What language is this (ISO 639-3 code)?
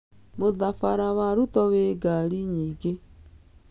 kik